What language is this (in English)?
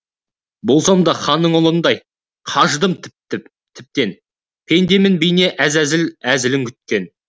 Kazakh